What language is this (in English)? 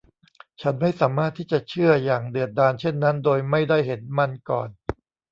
Thai